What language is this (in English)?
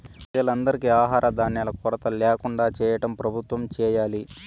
Telugu